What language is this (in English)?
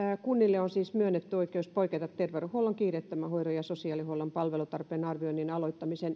Finnish